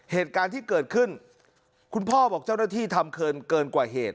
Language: Thai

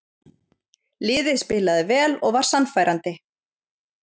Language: Icelandic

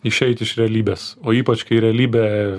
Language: Lithuanian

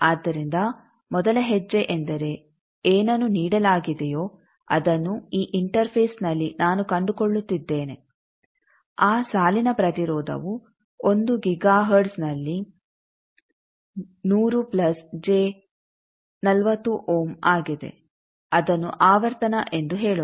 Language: Kannada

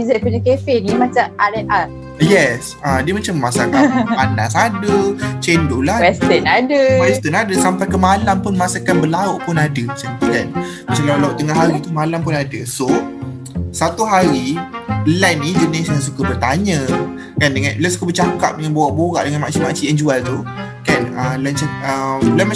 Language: Malay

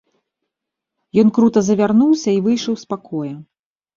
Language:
Belarusian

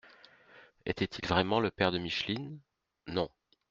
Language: French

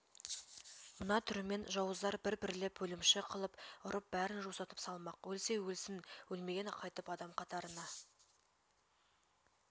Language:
Kazakh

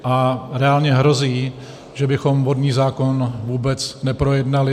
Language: Czech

